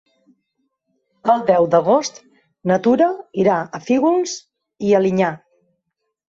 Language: Catalan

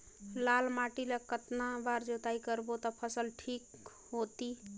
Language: Chhattisgarhi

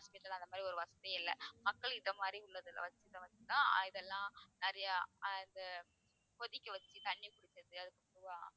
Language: Tamil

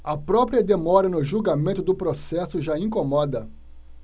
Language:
Portuguese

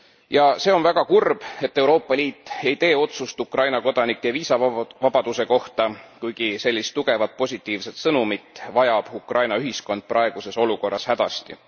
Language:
Estonian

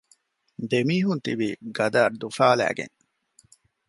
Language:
Divehi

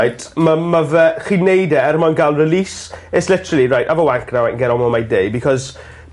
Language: Welsh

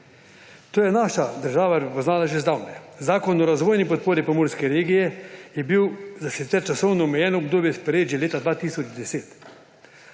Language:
Slovenian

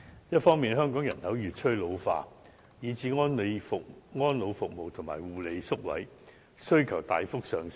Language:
Cantonese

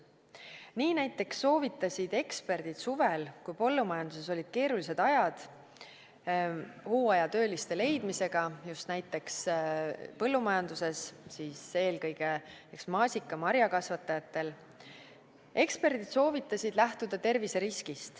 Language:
Estonian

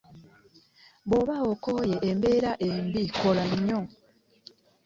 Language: Ganda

